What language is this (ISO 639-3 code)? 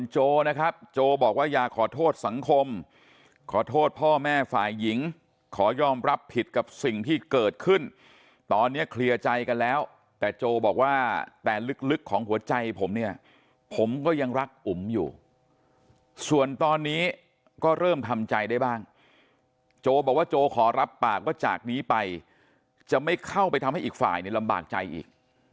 tha